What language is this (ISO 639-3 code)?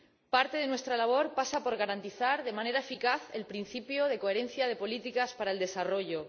spa